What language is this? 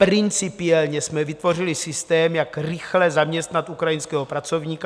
Czech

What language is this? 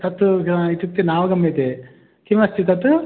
Sanskrit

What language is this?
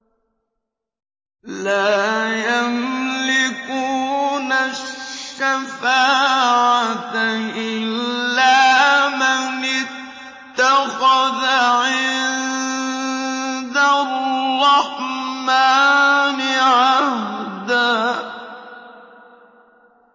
Arabic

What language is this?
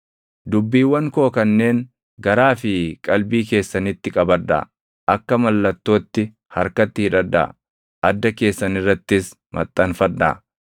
Oromo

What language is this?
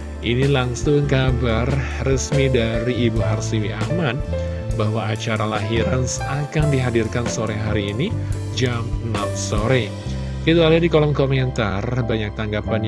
Indonesian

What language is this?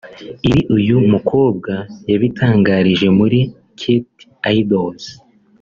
Kinyarwanda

